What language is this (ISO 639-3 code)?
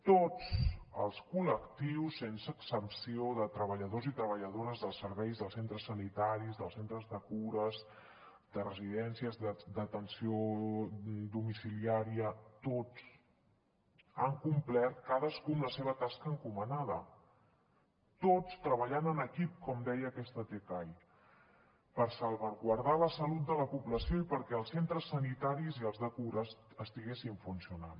cat